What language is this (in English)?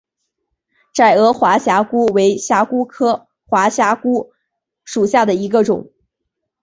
Chinese